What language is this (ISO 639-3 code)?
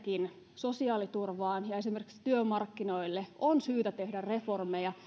fin